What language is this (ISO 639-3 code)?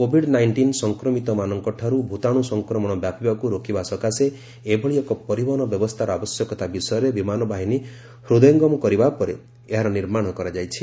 ori